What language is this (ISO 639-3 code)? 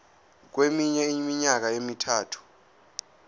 zul